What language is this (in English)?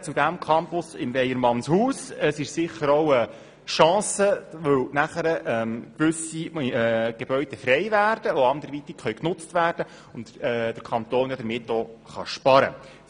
Swiss German